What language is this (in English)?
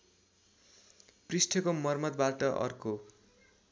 Nepali